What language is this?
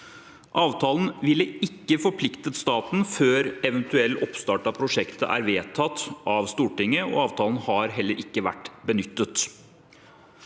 Norwegian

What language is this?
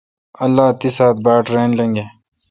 Kalkoti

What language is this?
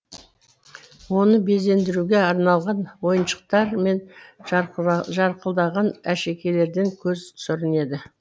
Kazakh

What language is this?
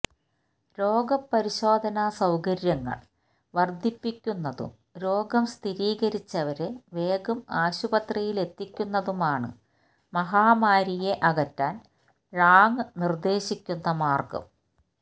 Malayalam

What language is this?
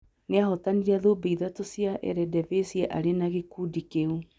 Kikuyu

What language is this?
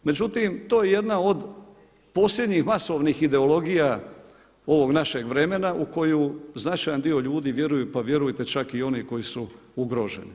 Croatian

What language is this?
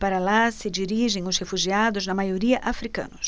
Portuguese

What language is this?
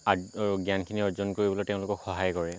Assamese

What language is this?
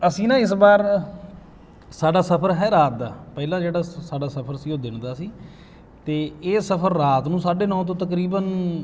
Punjabi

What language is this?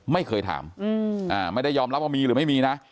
Thai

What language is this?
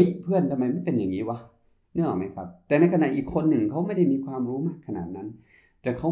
Thai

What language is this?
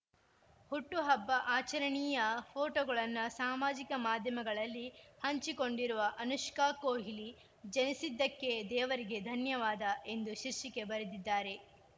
Kannada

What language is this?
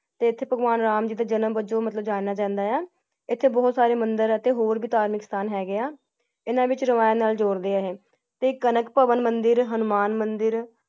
Punjabi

